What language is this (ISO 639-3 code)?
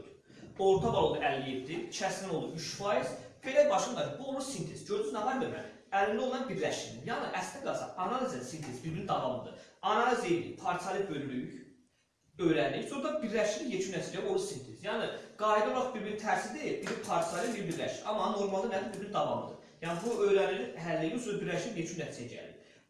aze